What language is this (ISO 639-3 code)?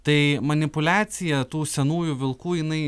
lit